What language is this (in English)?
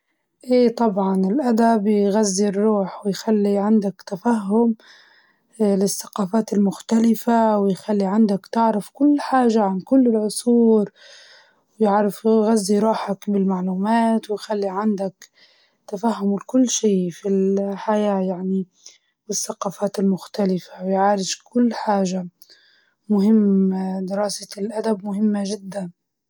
Libyan Arabic